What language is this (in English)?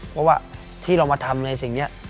Thai